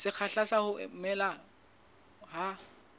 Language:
Southern Sotho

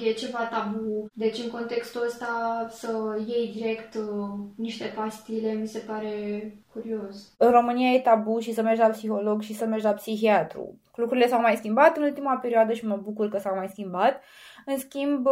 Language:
Romanian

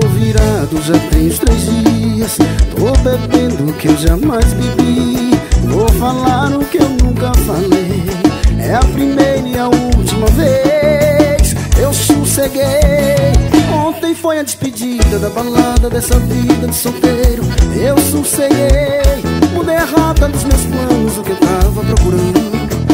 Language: Portuguese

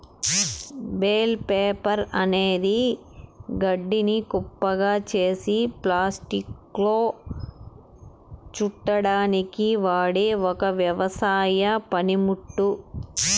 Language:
Telugu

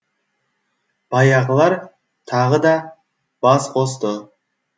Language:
Kazakh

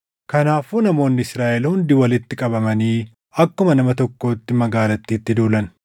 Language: Oromo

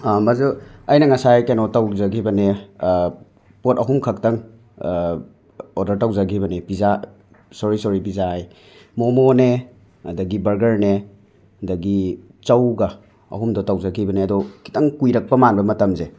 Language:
Manipuri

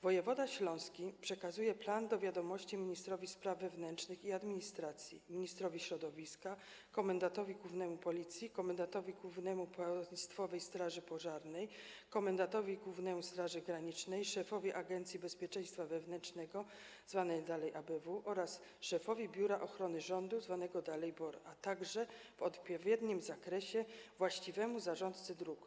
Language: Polish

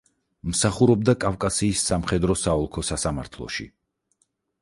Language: Georgian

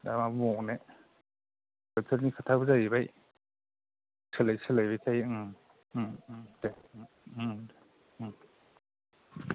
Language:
Bodo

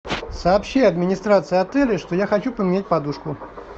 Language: Russian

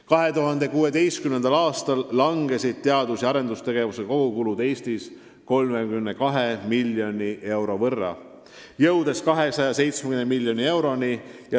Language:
Estonian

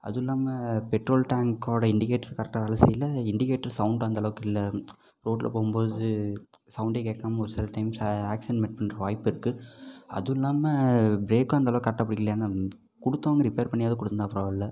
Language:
Tamil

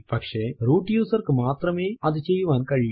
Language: Malayalam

